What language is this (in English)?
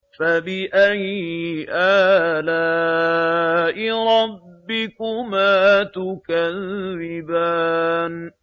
Arabic